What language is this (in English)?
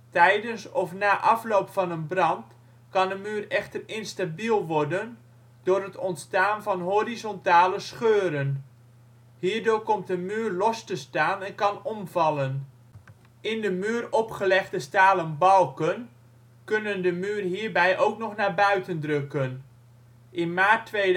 Dutch